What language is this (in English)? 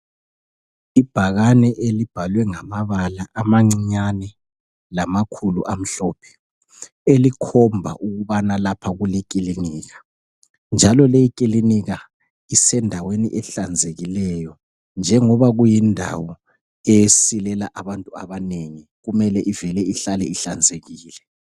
North Ndebele